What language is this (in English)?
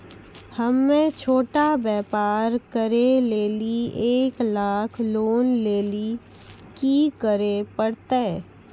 Maithili